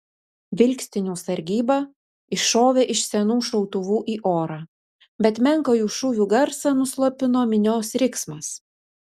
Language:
Lithuanian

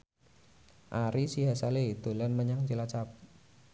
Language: Javanese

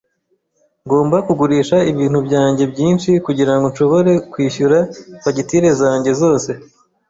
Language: Kinyarwanda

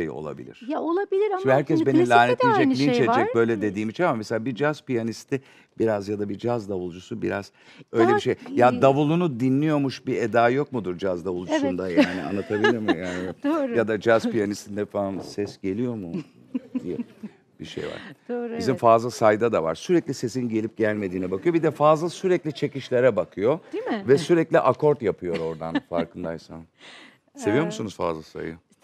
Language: Turkish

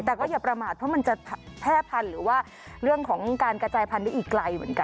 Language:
Thai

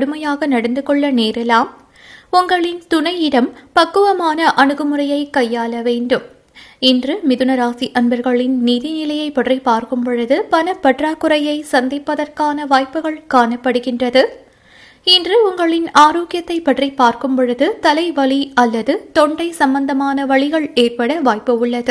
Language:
Tamil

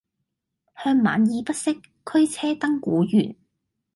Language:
Cantonese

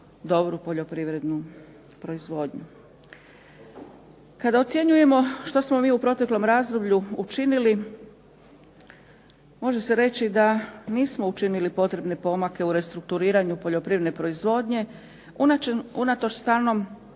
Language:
Croatian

